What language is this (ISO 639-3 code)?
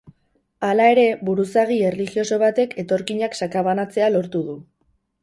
eus